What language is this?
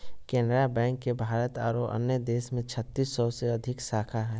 Magahi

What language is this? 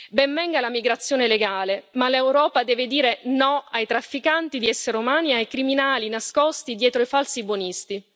Italian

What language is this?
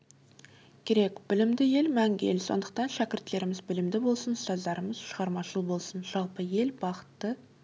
Kazakh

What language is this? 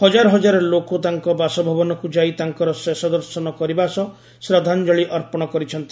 Odia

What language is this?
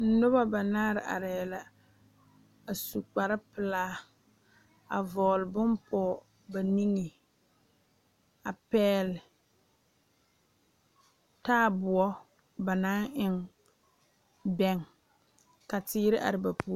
Southern Dagaare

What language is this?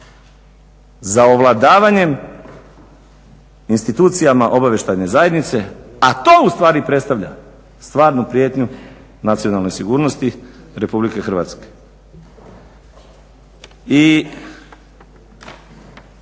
Croatian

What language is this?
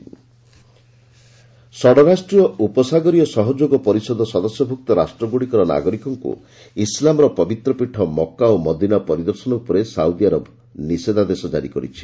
Odia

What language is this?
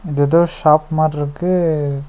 Tamil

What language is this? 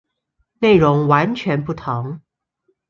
Chinese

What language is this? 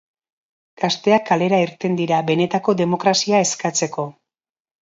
Basque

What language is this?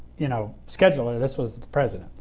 English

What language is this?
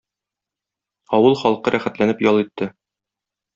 Tatar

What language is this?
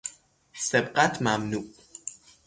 Persian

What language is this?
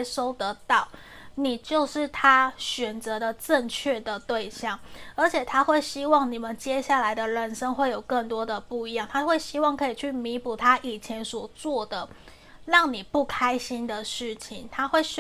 Chinese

